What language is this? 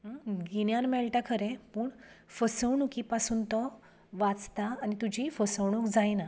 Konkani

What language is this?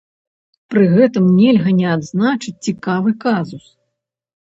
Belarusian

